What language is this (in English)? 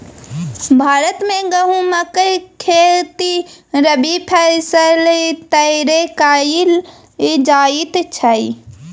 Maithili